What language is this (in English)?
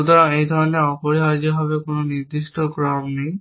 Bangla